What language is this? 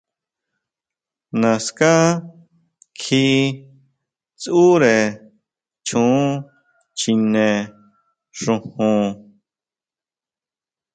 Huautla Mazatec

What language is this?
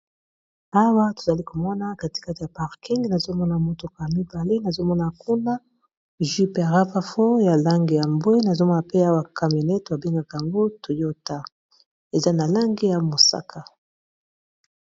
Lingala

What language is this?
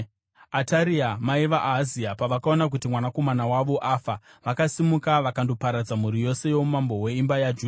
Shona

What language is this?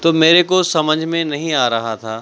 Urdu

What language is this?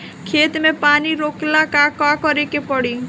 Bhojpuri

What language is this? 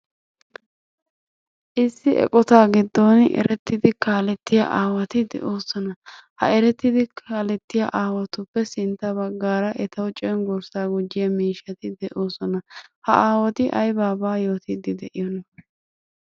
Wolaytta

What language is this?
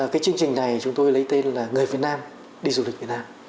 Vietnamese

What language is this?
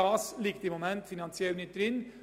Swiss German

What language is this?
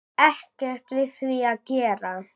Icelandic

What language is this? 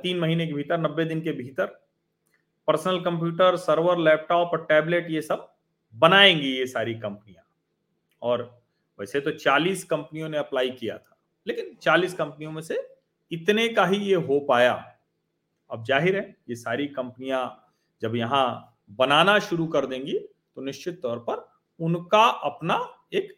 Hindi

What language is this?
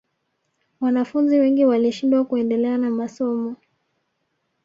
Swahili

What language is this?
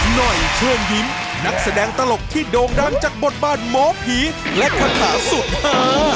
Thai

